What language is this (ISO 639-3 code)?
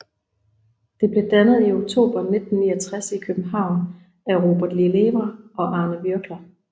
dan